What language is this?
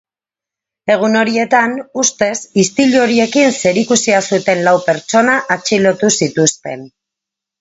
Basque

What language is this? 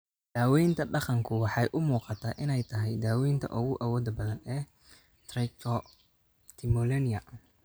Somali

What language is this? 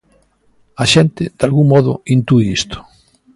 Galician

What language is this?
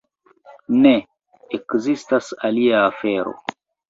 Esperanto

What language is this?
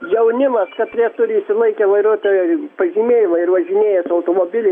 Lithuanian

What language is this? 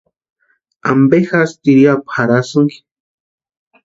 Western Highland Purepecha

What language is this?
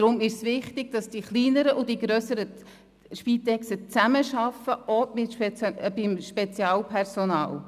Swiss German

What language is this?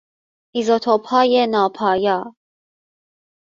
Persian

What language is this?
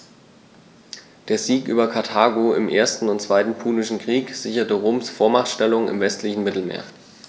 German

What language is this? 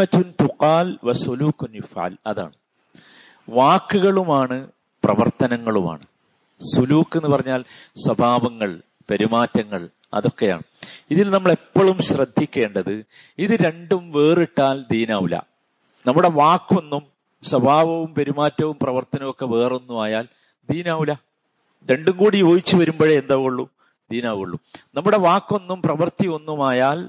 Malayalam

